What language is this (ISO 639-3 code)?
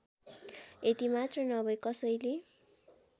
nep